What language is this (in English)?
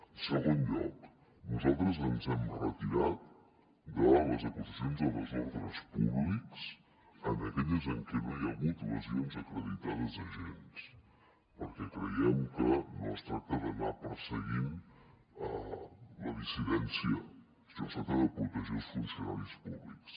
Catalan